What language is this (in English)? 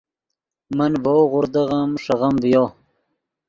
Yidgha